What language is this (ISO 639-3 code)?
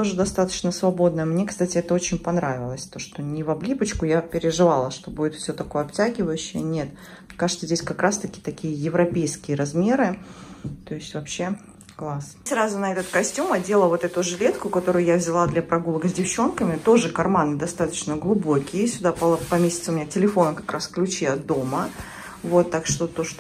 rus